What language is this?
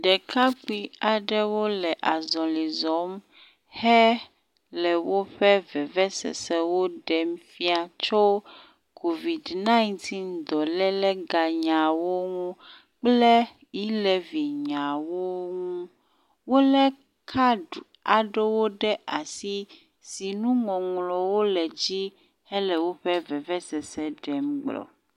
Ewe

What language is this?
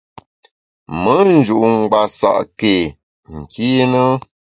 Bamun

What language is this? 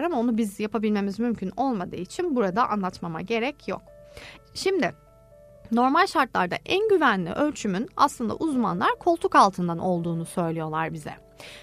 Turkish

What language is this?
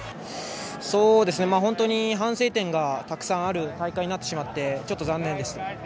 Japanese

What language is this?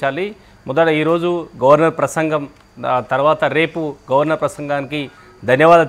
Telugu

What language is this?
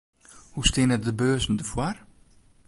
Western Frisian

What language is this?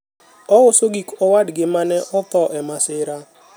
Luo (Kenya and Tanzania)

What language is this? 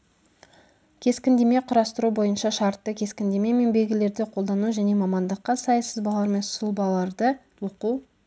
Kazakh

